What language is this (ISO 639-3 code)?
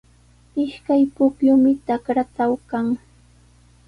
qws